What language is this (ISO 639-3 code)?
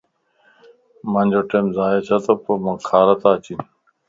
lss